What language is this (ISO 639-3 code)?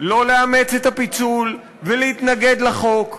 heb